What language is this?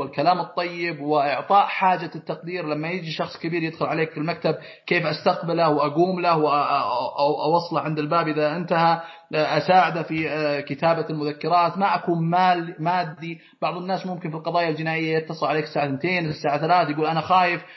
Arabic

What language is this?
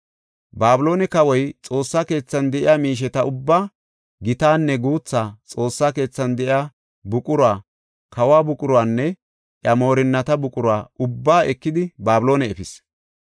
Gofa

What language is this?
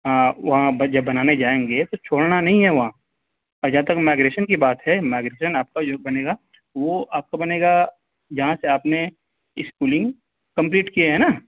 Urdu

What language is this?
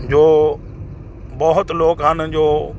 Punjabi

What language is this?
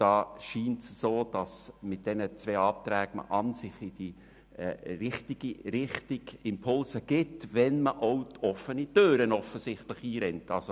Swiss German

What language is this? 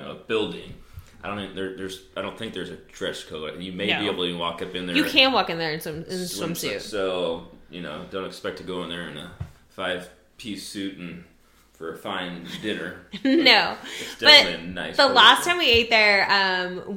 English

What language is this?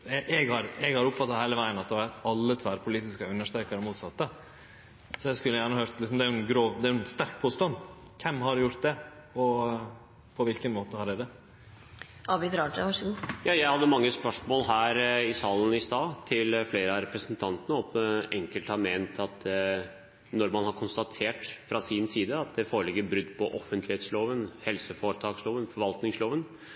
Norwegian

